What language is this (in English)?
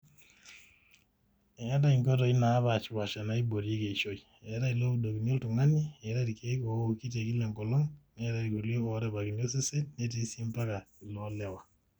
Masai